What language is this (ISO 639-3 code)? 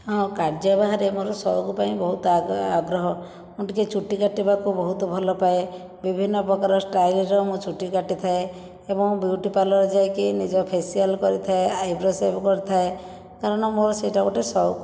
ori